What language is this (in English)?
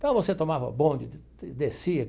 Portuguese